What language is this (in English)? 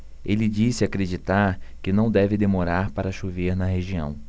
Portuguese